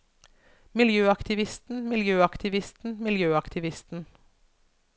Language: Norwegian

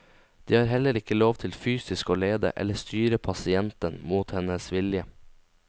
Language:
Norwegian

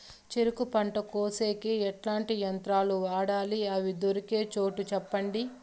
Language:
Telugu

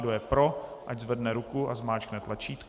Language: Czech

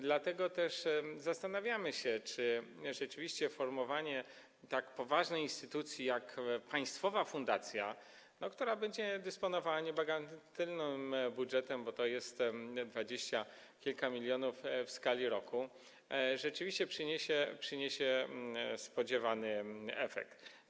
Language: Polish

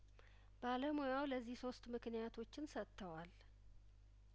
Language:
Amharic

